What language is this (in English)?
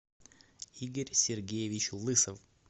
Russian